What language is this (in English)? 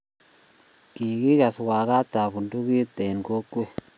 Kalenjin